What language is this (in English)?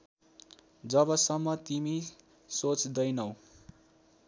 Nepali